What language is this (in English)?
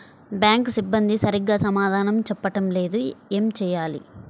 Telugu